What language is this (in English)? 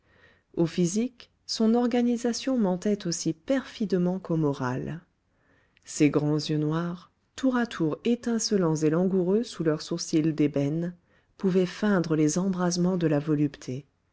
French